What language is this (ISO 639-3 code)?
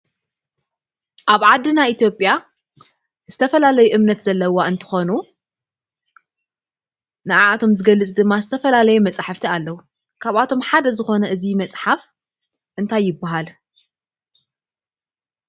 tir